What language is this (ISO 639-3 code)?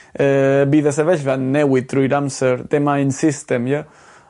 cym